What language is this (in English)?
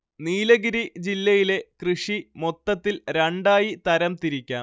Malayalam